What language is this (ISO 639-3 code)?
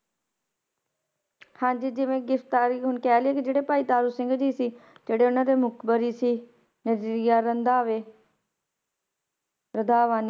pan